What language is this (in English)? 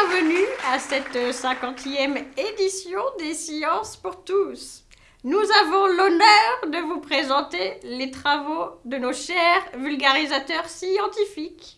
French